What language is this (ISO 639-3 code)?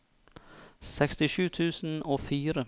nor